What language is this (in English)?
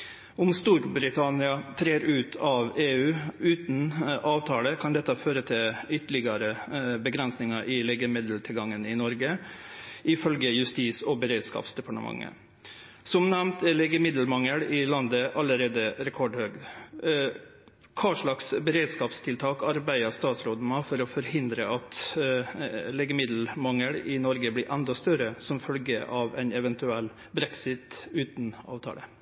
Norwegian